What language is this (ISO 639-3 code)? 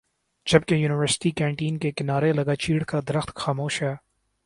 urd